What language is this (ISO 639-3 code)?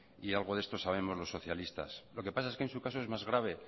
spa